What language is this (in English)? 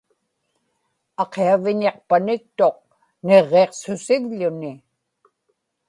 Inupiaq